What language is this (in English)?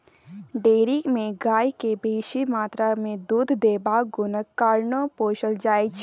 Maithili